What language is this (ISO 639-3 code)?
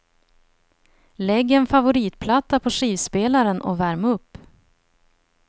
swe